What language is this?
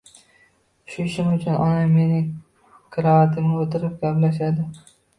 Uzbek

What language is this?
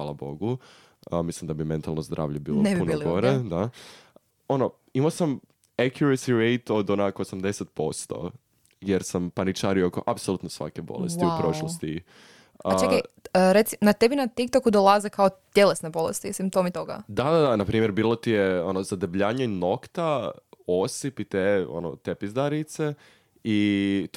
Croatian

